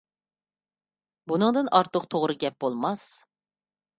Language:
Uyghur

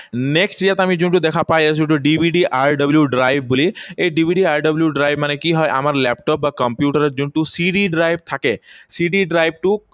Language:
Assamese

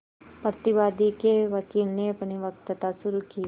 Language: Hindi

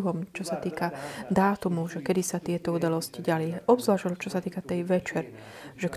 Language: Slovak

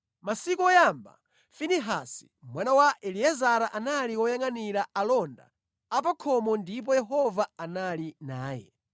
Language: Nyanja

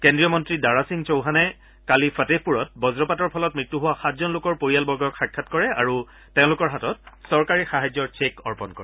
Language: Assamese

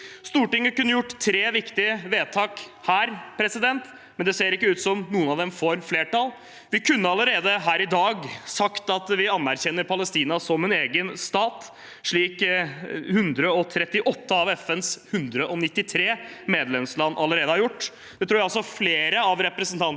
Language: Norwegian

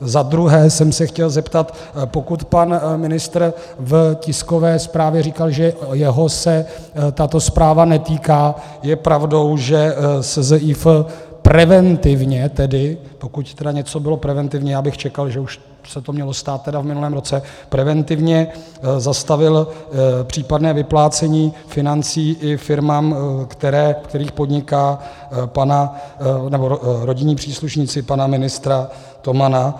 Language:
Czech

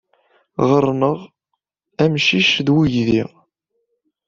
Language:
Kabyle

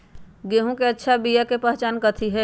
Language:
Magahi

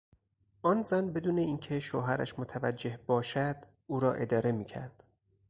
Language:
Persian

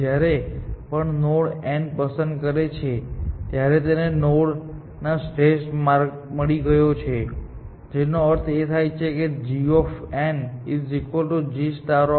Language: Gujarati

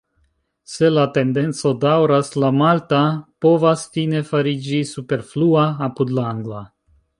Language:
Esperanto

